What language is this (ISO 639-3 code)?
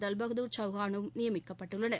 tam